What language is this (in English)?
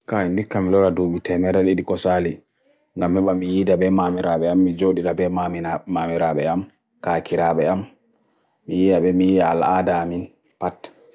Bagirmi Fulfulde